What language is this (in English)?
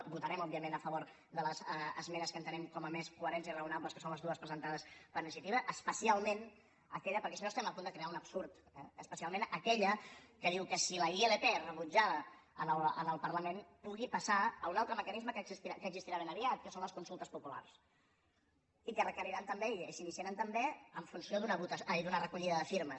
Catalan